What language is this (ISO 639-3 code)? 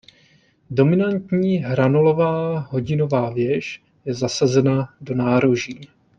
ces